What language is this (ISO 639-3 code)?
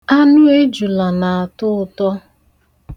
ibo